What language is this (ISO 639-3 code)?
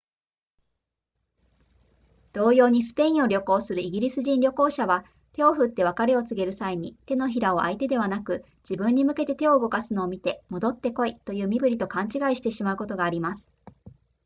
jpn